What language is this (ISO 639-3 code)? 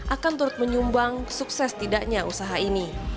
ind